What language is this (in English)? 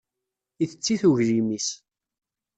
Kabyle